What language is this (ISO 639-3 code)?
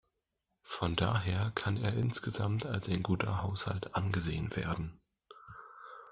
deu